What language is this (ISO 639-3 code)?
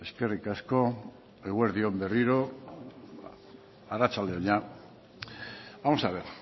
eus